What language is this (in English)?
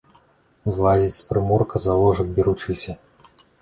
Belarusian